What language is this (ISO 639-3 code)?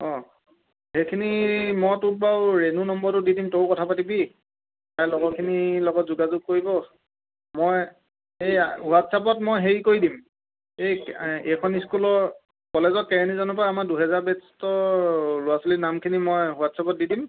asm